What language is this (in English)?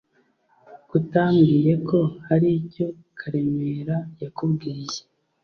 Kinyarwanda